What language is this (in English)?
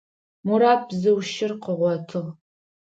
Adyghe